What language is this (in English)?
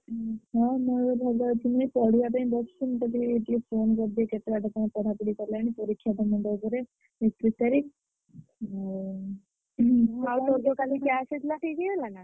Odia